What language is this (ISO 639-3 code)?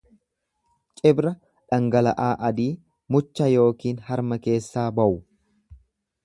orm